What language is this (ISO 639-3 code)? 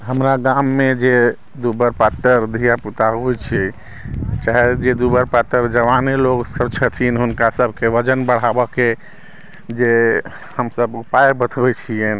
mai